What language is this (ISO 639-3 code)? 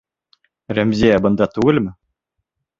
bak